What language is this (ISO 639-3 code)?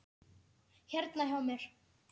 isl